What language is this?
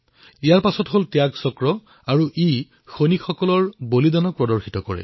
Assamese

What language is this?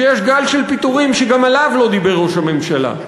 Hebrew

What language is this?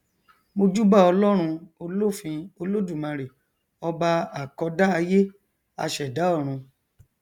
Yoruba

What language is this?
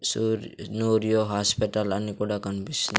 Telugu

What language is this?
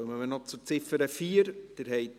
Swiss German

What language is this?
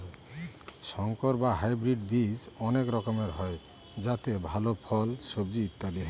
Bangla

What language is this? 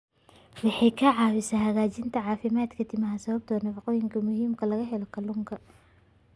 Somali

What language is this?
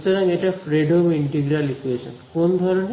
Bangla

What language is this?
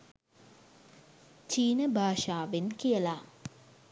Sinhala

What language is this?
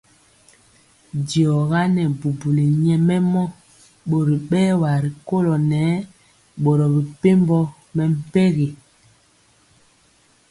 Mpiemo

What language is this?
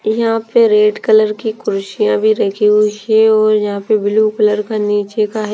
Hindi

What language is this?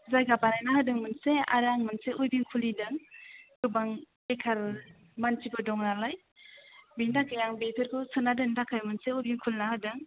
Bodo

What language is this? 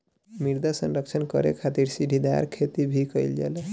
Bhojpuri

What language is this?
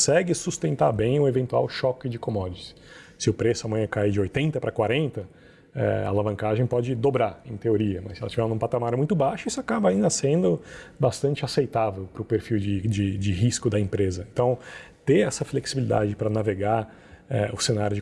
Portuguese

